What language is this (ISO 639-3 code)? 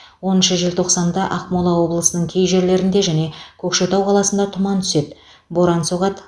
kaz